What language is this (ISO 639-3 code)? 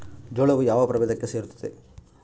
kan